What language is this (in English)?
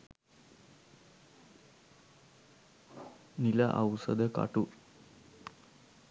Sinhala